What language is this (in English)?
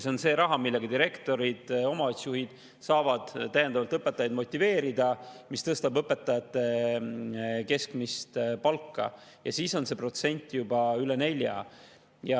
Estonian